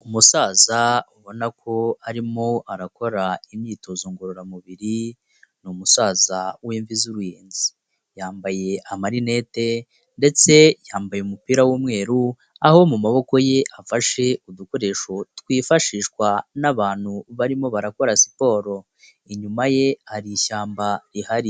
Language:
Kinyarwanda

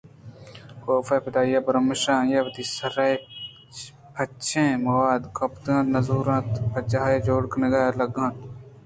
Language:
Eastern Balochi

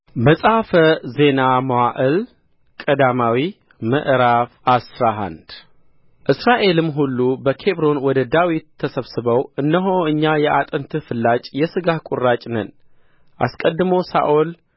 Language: Amharic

